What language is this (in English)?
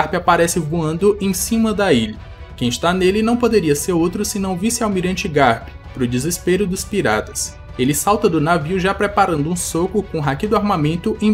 Portuguese